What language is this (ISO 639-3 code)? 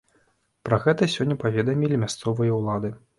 bel